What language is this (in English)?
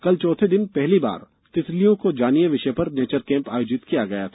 Hindi